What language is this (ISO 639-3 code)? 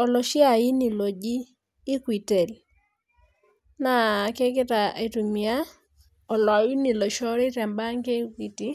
mas